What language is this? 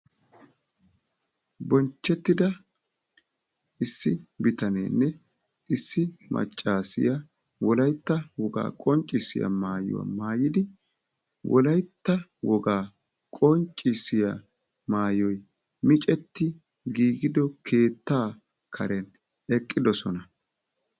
Wolaytta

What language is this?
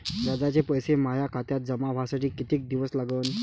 Marathi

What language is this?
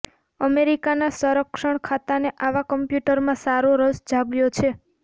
Gujarati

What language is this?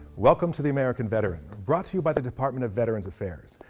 English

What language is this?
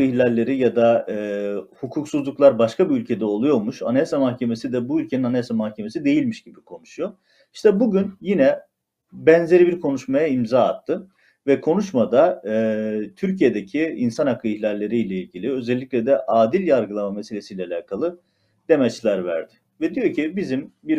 Turkish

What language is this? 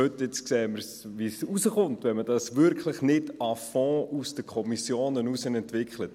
Swiss German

